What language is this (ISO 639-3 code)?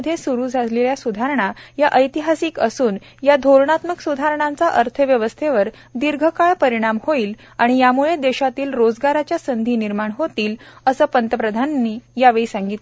mar